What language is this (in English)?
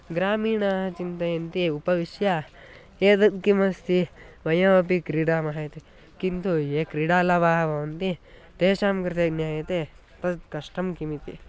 Sanskrit